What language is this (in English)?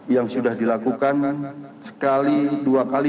Indonesian